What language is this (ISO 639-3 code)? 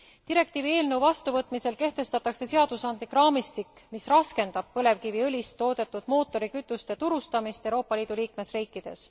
est